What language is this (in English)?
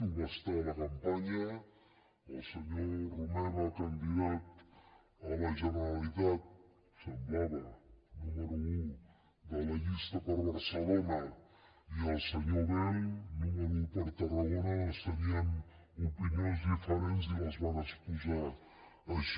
Catalan